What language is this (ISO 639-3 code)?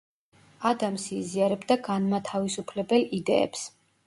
kat